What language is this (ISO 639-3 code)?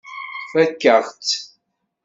kab